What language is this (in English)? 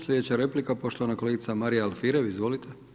Croatian